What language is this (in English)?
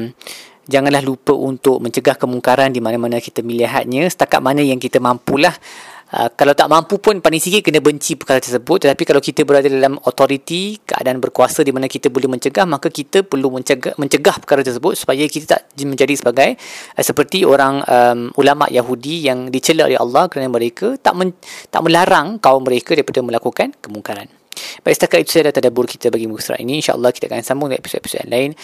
Malay